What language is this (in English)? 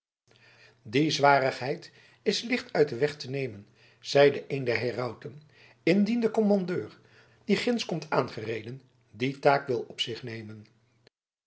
Dutch